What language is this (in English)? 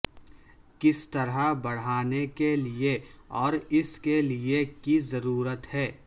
Urdu